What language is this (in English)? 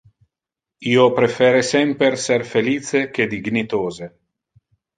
Interlingua